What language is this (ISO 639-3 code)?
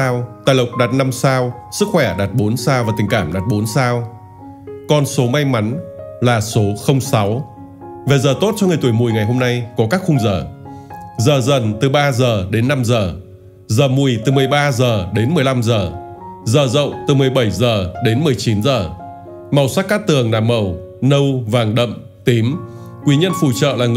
vie